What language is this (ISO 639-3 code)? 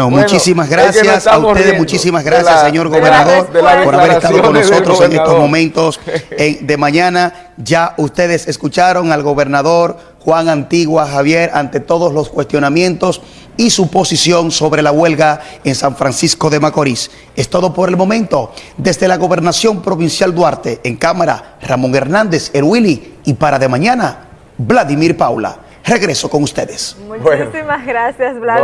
spa